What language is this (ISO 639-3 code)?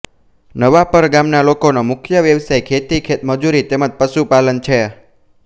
guj